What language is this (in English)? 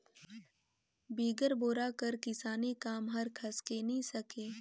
Chhattisgarhi